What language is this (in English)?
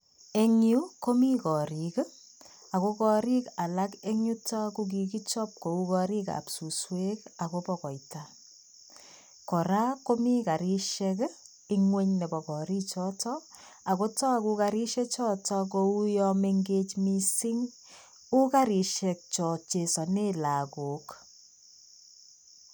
Kalenjin